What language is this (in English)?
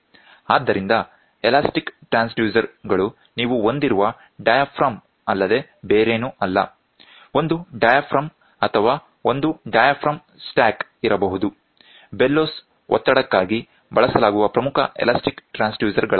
Kannada